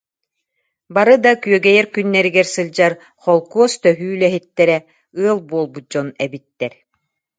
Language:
Yakut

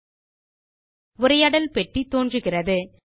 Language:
Tamil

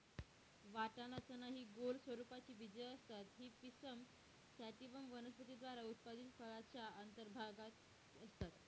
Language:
Marathi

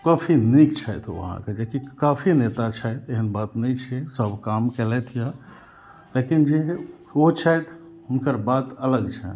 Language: Maithili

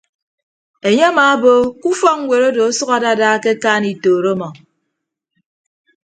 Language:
Ibibio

